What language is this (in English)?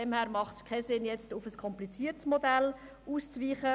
Swiss German